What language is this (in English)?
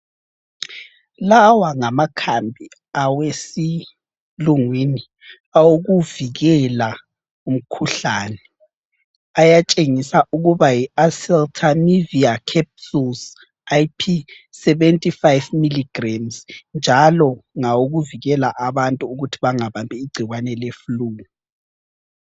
North Ndebele